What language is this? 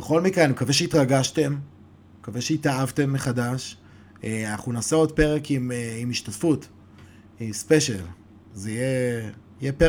Hebrew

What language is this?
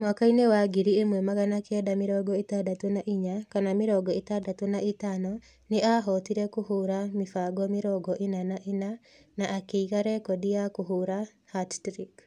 Kikuyu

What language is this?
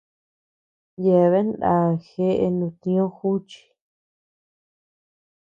Tepeuxila Cuicatec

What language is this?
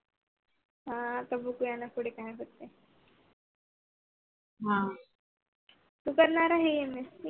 Marathi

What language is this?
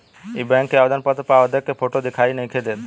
Bhojpuri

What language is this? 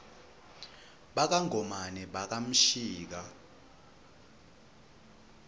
Swati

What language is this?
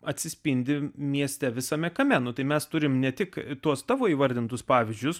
Lithuanian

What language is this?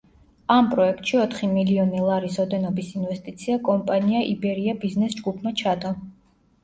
Georgian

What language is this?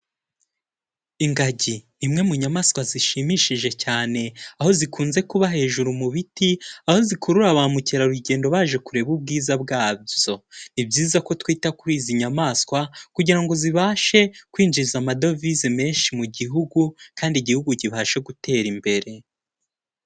Kinyarwanda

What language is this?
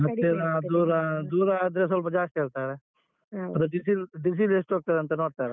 Kannada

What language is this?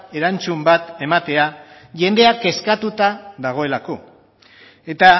Basque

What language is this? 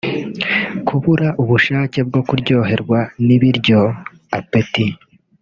Kinyarwanda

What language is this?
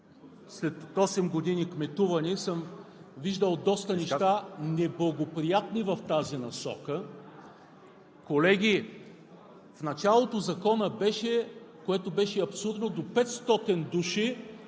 Bulgarian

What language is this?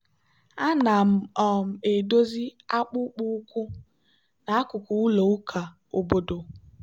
Igbo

